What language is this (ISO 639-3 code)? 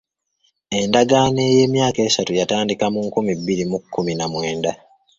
lug